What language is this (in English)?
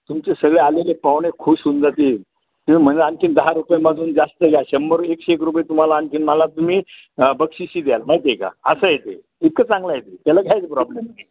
Marathi